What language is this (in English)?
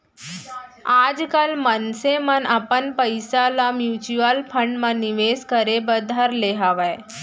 Chhattisgarhi